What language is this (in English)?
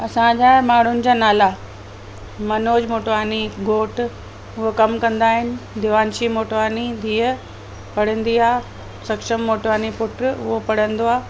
Sindhi